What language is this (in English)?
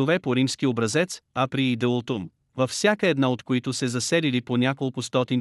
Bulgarian